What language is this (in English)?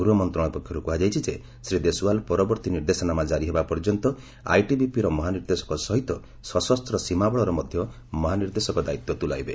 Odia